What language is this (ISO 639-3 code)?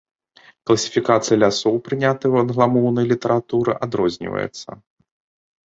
bel